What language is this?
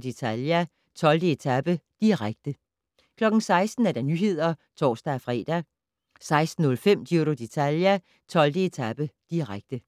Danish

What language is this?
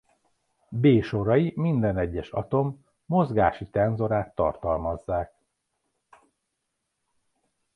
Hungarian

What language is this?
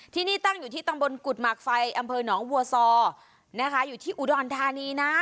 Thai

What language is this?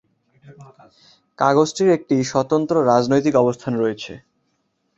Bangla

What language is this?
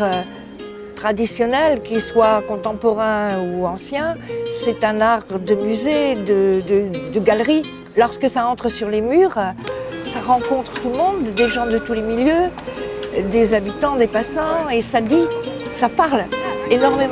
French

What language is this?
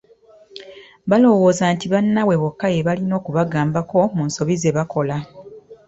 Ganda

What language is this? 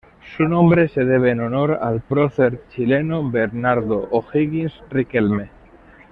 Spanish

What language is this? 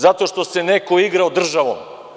Serbian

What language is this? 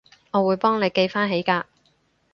Cantonese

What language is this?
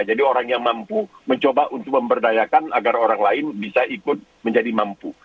Indonesian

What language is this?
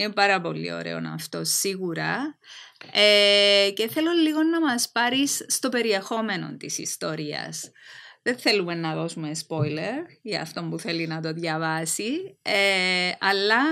Greek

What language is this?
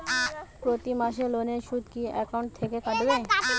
Bangla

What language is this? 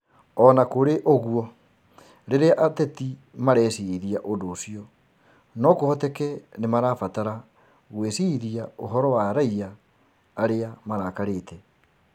Kikuyu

